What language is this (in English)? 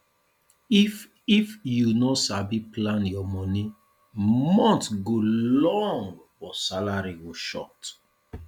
Nigerian Pidgin